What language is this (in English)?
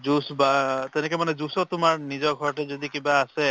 Assamese